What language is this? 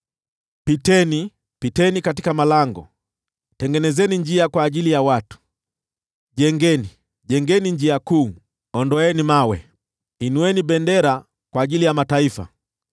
Swahili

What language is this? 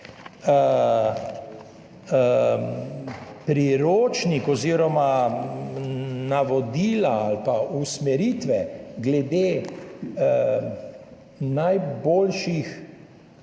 Slovenian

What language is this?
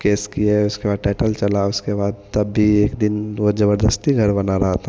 Hindi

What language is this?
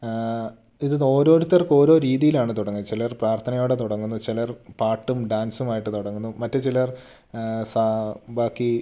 Malayalam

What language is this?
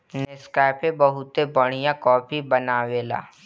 Bhojpuri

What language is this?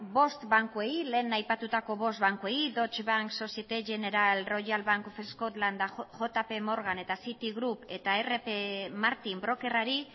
Basque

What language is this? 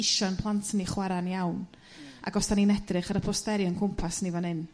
Welsh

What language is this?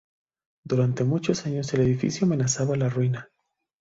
Spanish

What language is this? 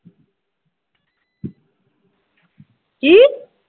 Punjabi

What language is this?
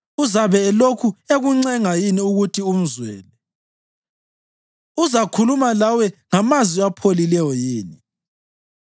North Ndebele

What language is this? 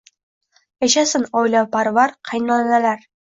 Uzbek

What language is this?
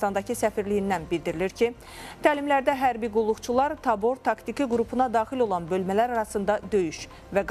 Turkish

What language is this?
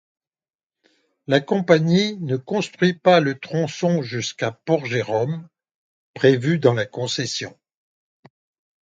French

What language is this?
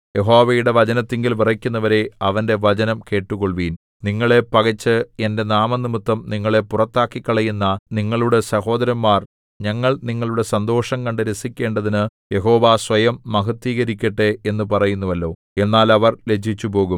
Malayalam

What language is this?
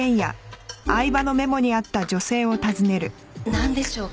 Japanese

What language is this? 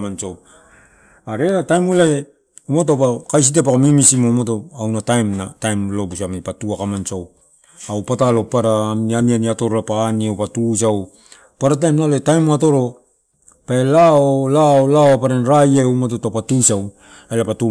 Torau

